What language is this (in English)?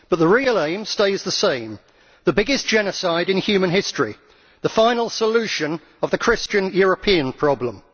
English